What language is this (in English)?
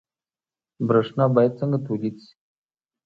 Pashto